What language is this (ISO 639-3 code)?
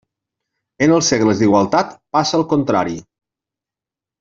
cat